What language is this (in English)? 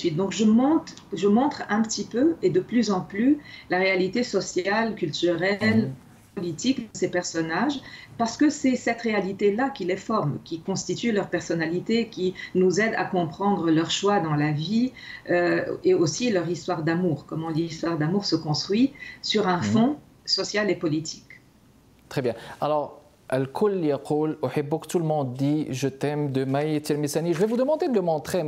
French